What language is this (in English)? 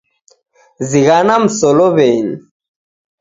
Taita